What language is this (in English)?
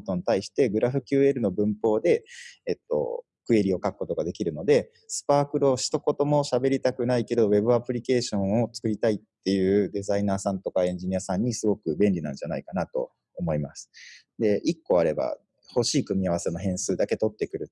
Japanese